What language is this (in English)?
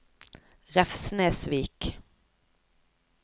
Norwegian